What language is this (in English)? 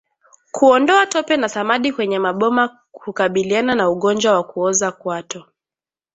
Swahili